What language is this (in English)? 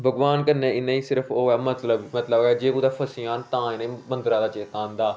Dogri